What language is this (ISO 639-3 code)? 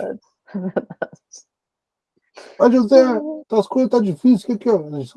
por